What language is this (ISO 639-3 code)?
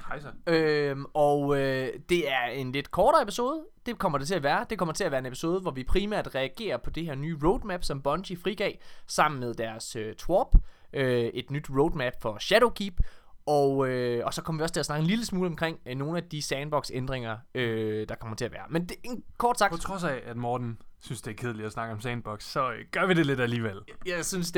dan